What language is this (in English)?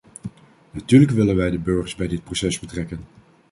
Dutch